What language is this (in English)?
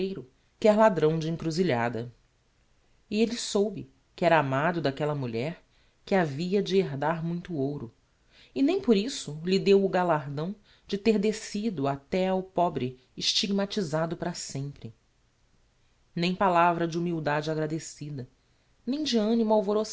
Portuguese